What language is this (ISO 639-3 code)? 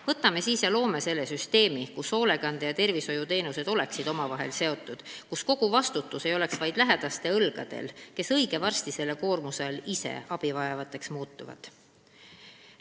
est